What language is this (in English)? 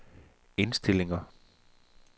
Danish